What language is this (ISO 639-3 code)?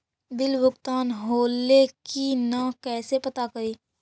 mag